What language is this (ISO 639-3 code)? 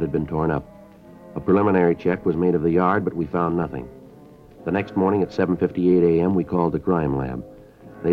eng